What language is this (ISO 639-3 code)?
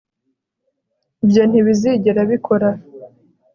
kin